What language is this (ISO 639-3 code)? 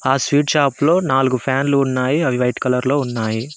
tel